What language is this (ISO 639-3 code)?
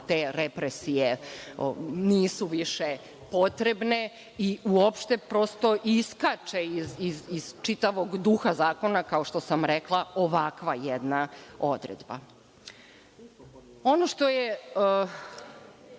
srp